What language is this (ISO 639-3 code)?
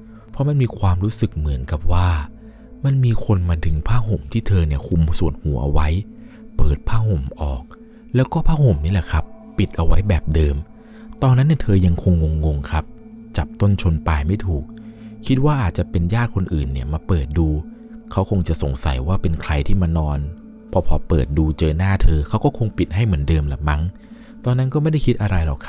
tha